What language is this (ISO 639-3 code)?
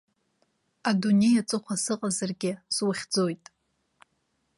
abk